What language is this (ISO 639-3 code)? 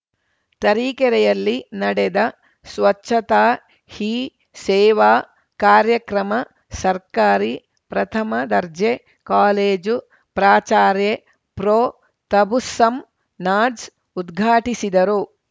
kan